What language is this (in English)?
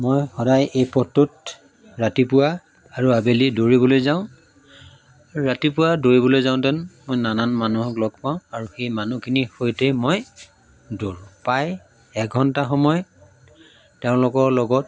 Assamese